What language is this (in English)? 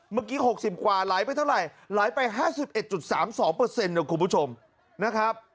Thai